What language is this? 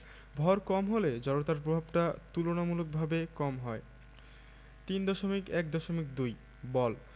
Bangla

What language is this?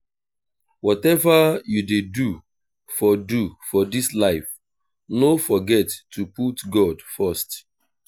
Nigerian Pidgin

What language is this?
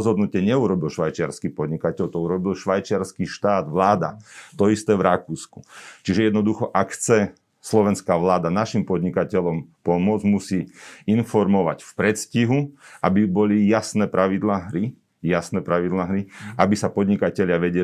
Slovak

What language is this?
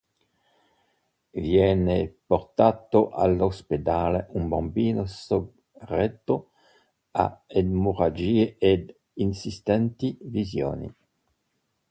Italian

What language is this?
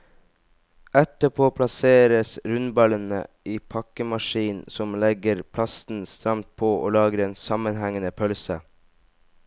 Norwegian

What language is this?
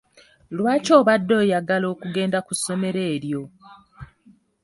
Ganda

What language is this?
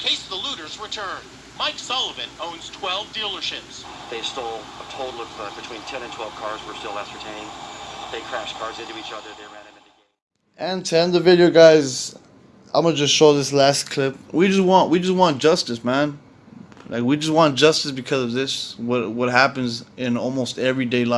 English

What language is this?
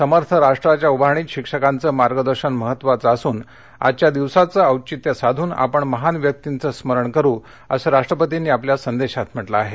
Marathi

